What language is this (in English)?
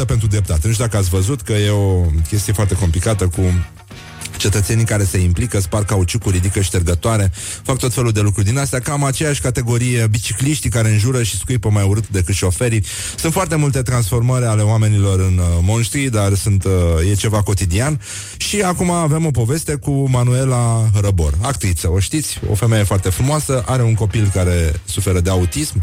Romanian